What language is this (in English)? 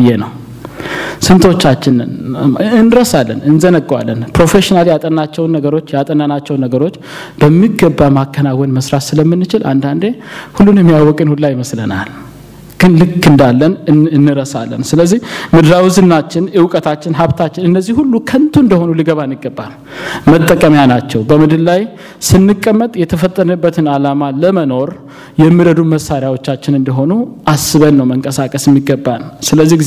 Amharic